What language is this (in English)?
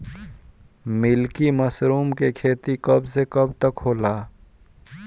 Bhojpuri